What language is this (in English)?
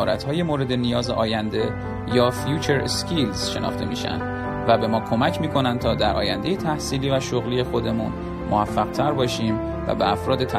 Persian